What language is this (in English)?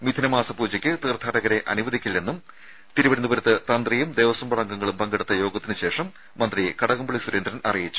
Malayalam